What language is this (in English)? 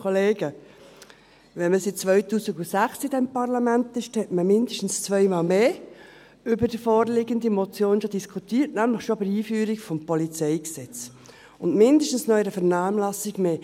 Swiss German